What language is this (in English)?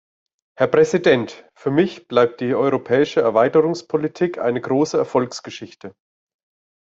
German